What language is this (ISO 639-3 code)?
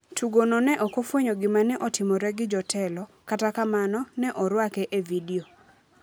luo